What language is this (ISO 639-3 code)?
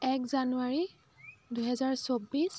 asm